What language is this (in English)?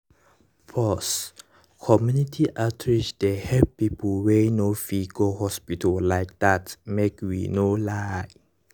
Nigerian Pidgin